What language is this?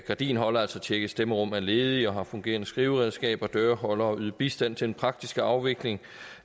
Danish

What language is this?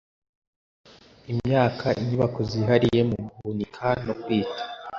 Kinyarwanda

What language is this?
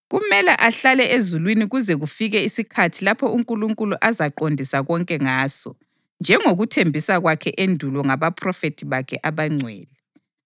North Ndebele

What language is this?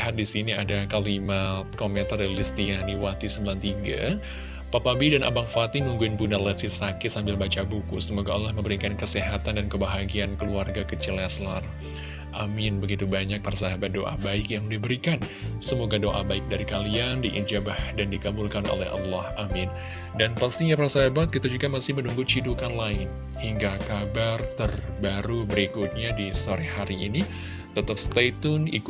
Indonesian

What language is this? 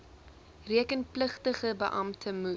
Afrikaans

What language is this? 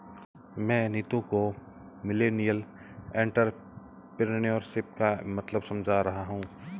Hindi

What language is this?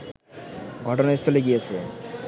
Bangla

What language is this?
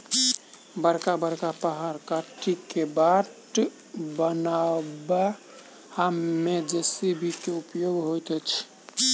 Maithili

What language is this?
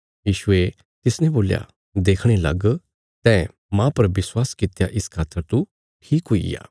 Bilaspuri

